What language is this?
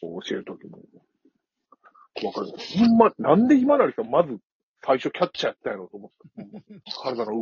Japanese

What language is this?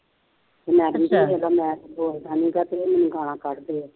Punjabi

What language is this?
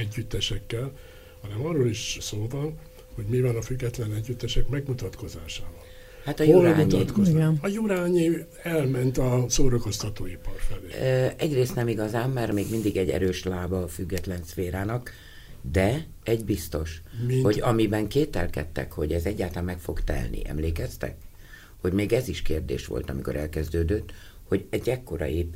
Hungarian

